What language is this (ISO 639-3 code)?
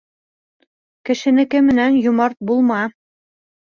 bak